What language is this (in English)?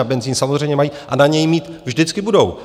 Czech